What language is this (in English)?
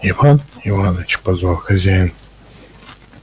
Russian